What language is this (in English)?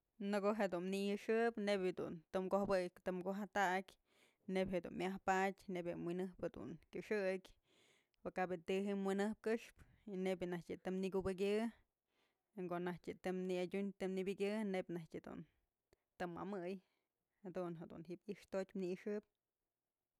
Mazatlán Mixe